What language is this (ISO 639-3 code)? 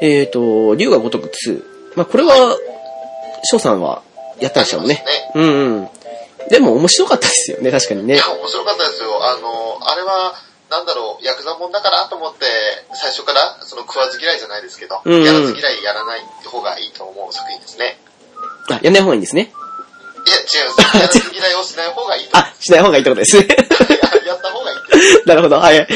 jpn